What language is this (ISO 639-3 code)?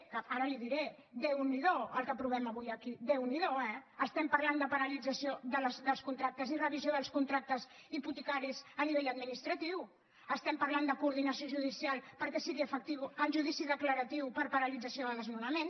cat